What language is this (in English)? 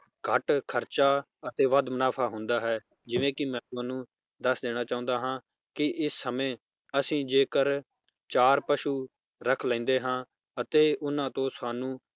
Punjabi